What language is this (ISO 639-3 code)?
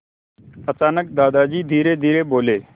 hin